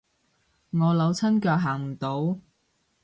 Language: Cantonese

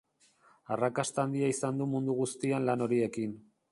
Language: Basque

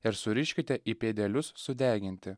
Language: Lithuanian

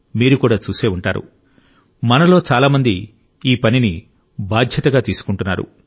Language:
Telugu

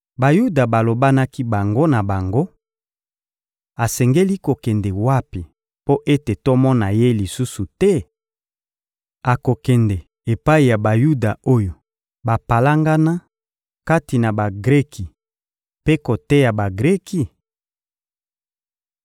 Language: Lingala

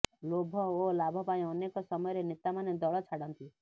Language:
Odia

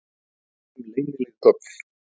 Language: Icelandic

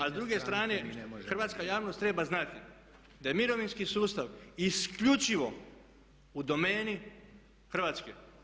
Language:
Croatian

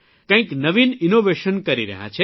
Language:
Gujarati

